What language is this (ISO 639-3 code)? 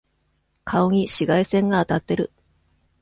jpn